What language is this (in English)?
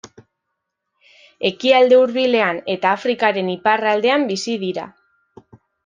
Basque